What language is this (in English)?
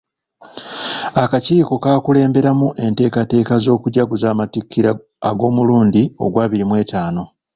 Ganda